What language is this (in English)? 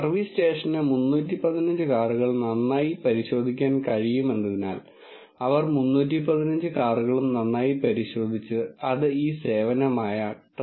Malayalam